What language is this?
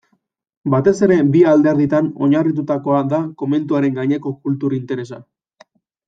Basque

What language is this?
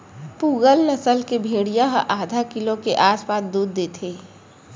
Chhattisgarhi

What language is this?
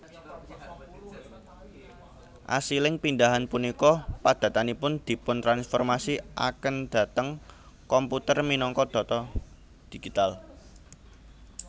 Javanese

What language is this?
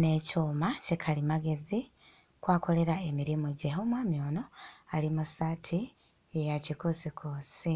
Ganda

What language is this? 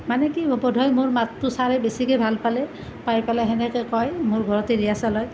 Assamese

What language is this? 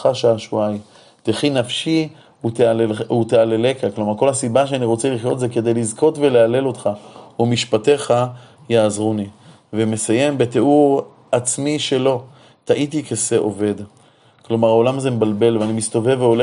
Hebrew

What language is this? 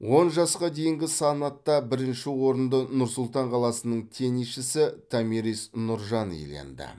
Kazakh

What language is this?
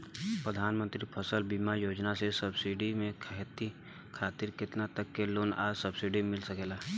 Bhojpuri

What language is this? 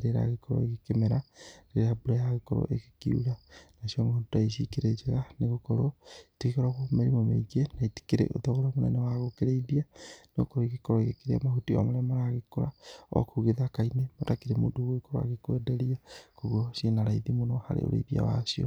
Kikuyu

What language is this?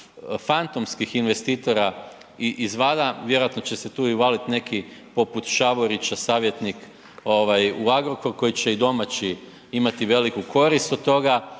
Croatian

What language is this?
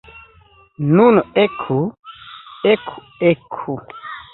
Esperanto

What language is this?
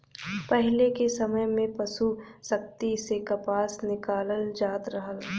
Bhojpuri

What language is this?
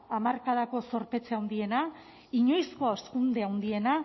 Basque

